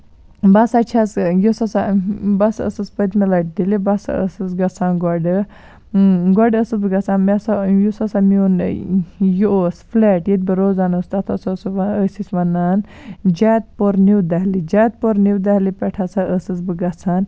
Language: Kashmiri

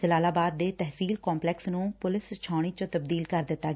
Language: Punjabi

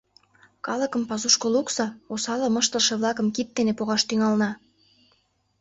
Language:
Mari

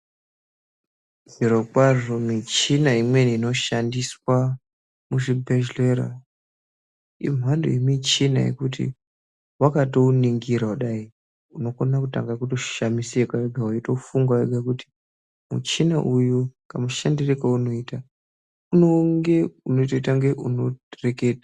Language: Ndau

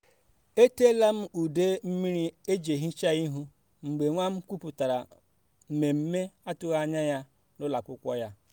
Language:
Igbo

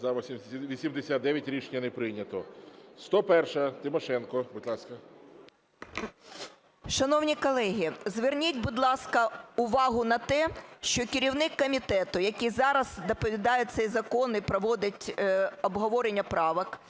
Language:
Ukrainian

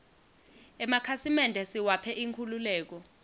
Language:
Swati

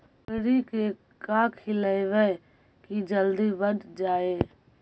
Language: Magahi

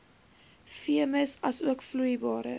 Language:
Afrikaans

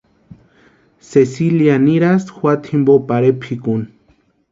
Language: Western Highland Purepecha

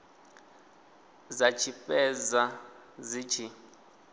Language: Venda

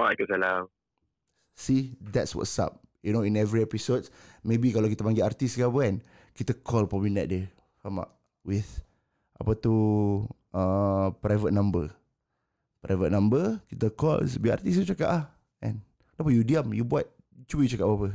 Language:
Malay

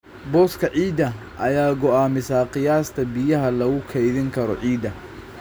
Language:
Somali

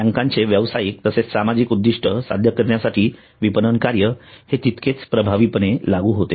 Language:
Marathi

